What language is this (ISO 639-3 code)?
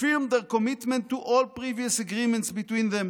heb